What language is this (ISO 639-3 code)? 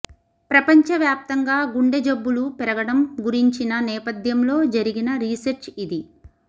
tel